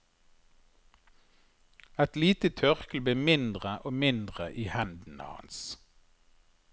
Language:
Norwegian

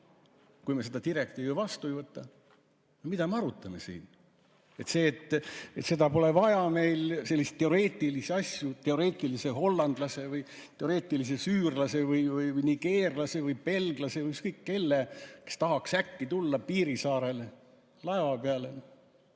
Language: Estonian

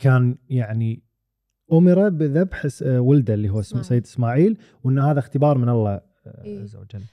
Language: Arabic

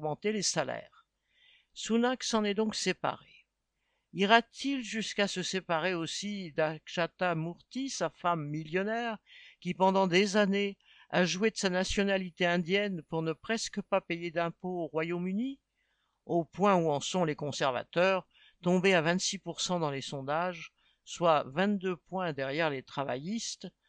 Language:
French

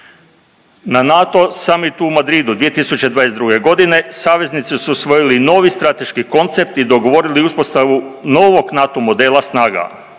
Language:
Croatian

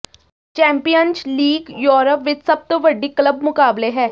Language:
Punjabi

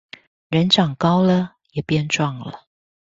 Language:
Chinese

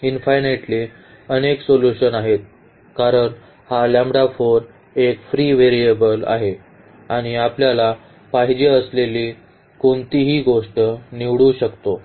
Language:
Marathi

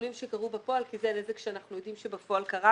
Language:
Hebrew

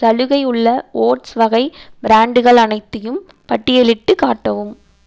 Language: Tamil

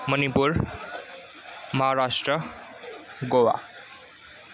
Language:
Nepali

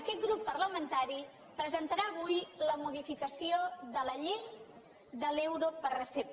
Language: Catalan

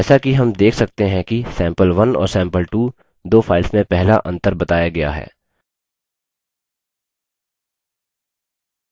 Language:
Hindi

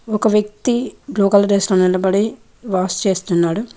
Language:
Telugu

